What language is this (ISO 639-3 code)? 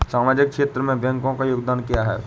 hin